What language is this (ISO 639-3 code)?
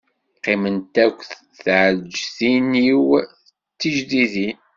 kab